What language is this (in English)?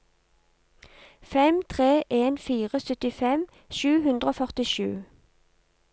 Norwegian